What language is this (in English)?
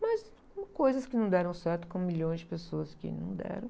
Portuguese